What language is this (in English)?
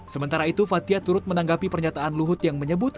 Indonesian